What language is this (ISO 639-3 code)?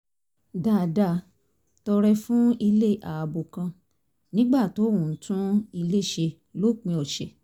yor